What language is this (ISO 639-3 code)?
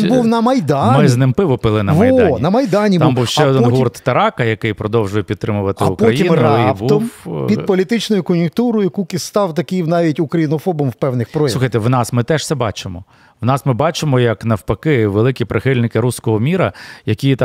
ukr